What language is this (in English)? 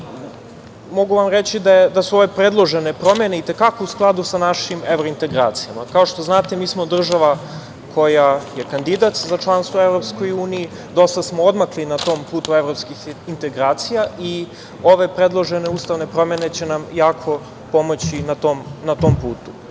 Serbian